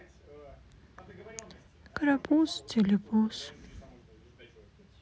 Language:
Russian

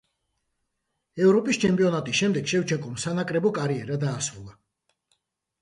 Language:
Georgian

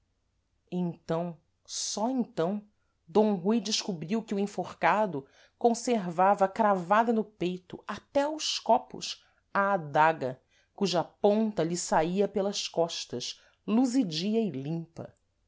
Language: Portuguese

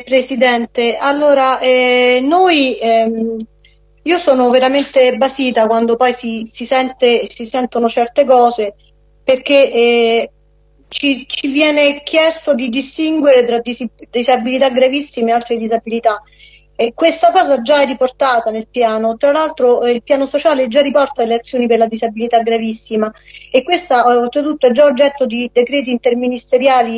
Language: Italian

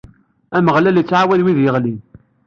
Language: Kabyle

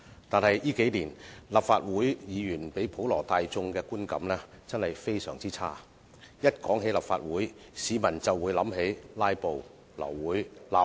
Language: Cantonese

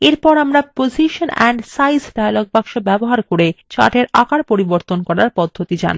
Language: Bangla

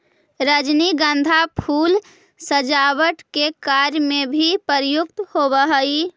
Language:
Magahi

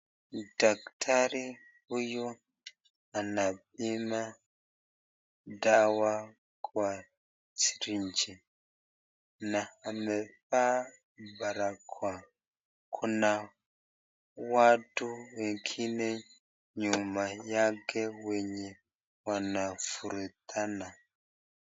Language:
Swahili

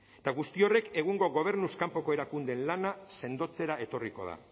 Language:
Basque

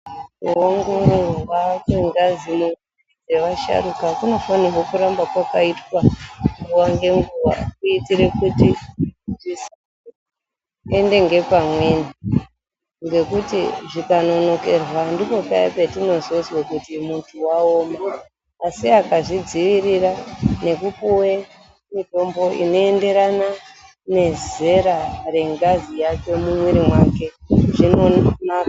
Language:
Ndau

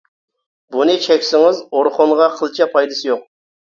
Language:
Uyghur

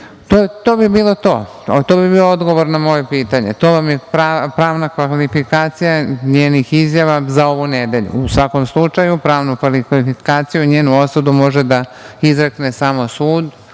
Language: Serbian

